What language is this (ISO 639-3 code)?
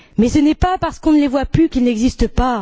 fra